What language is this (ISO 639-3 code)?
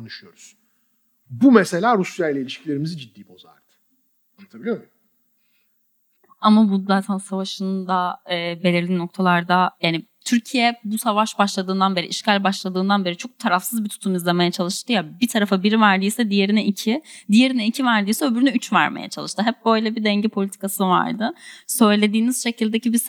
tur